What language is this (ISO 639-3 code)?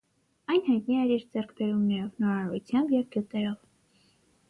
hye